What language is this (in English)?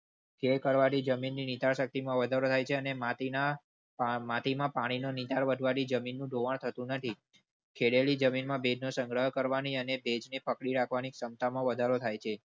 Gujarati